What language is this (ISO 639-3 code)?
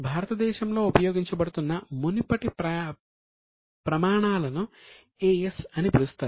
tel